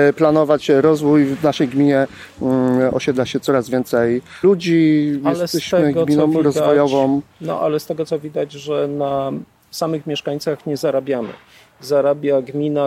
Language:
Polish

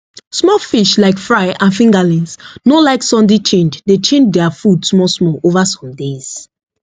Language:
Nigerian Pidgin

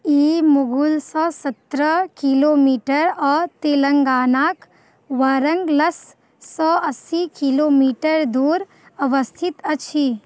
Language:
Maithili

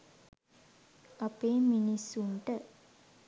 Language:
Sinhala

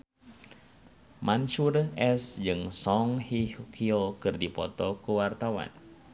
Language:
Sundanese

